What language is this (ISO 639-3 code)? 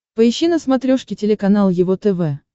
rus